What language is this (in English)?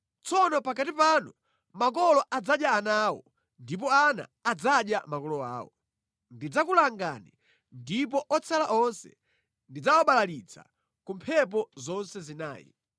Nyanja